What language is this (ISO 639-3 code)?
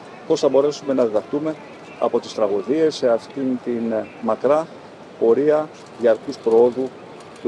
ell